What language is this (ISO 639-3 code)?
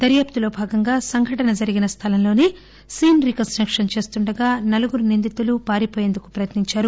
tel